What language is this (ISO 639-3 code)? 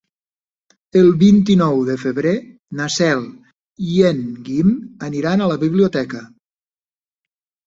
cat